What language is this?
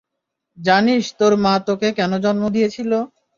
Bangla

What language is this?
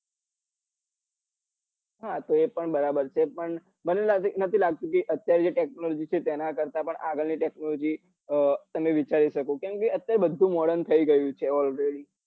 Gujarati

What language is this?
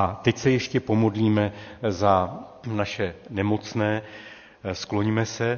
Czech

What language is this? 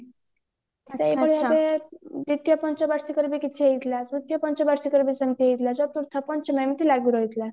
Odia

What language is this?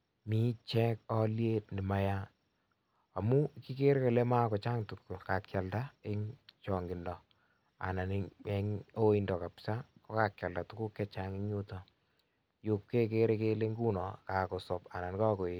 Kalenjin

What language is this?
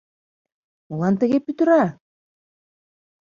Mari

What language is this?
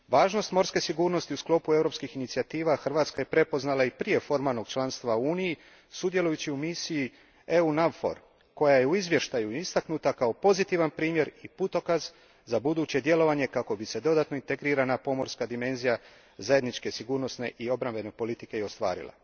Croatian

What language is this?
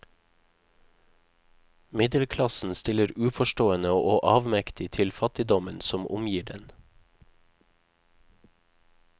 Norwegian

